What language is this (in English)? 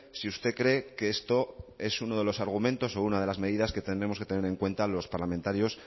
Spanish